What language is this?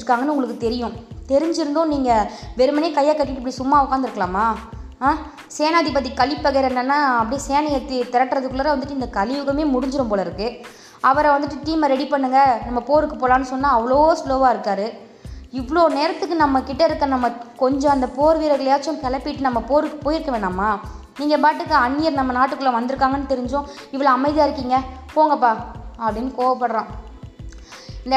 Tamil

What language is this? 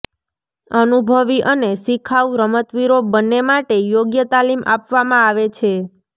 Gujarati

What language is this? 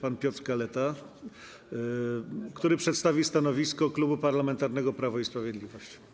Polish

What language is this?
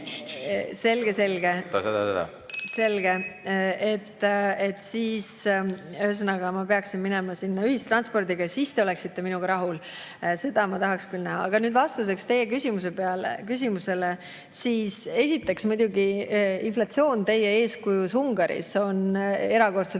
Estonian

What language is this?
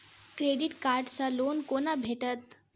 Maithili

